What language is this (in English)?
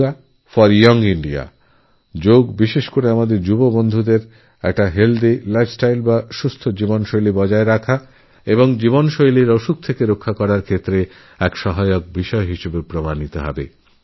Bangla